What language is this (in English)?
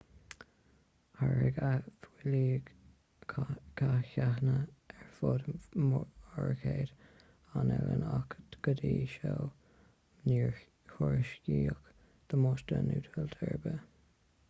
Irish